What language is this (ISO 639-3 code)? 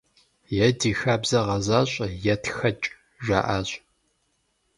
kbd